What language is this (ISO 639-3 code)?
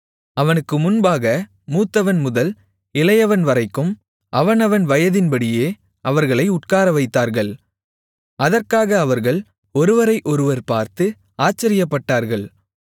tam